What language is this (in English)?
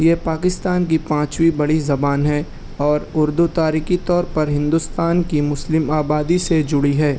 Urdu